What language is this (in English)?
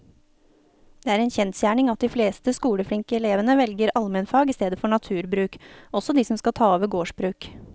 Norwegian